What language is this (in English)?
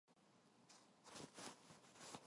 Korean